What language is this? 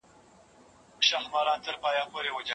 Pashto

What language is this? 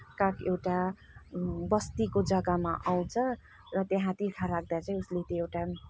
Nepali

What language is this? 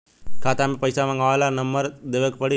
Bhojpuri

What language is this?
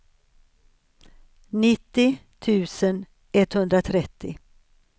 Swedish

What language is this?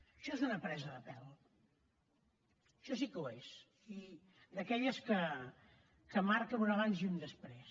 Catalan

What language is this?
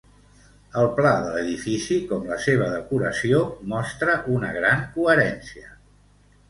Catalan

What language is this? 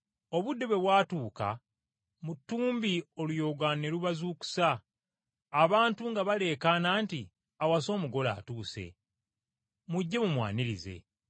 Ganda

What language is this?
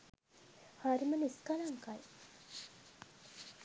Sinhala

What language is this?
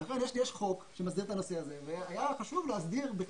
Hebrew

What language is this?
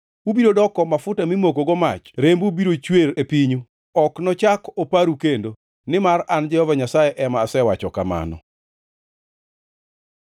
Luo (Kenya and Tanzania)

